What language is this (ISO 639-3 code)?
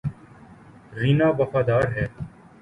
urd